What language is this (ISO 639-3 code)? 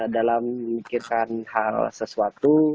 ind